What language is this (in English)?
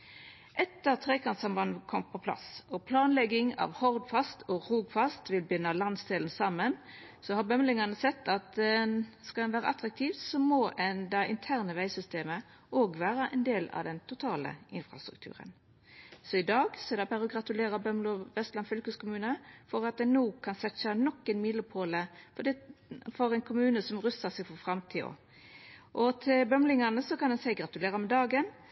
Norwegian Nynorsk